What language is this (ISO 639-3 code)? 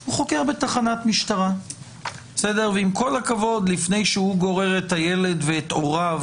heb